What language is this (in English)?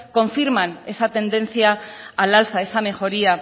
Spanish